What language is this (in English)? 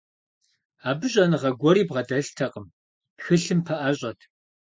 Kabardian